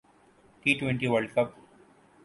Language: Urdu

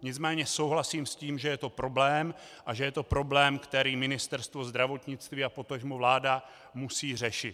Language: Czech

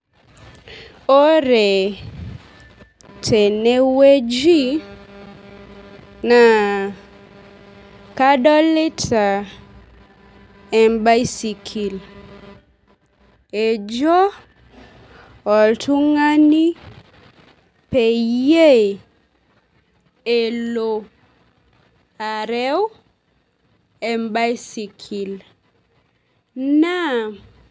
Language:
Masai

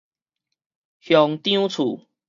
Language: Min Nan Chinese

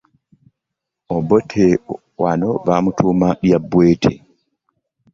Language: Ganda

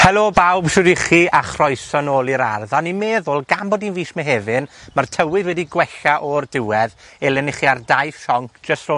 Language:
Welsh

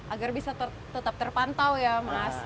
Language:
Indonesian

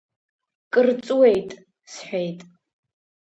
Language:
Abkhazian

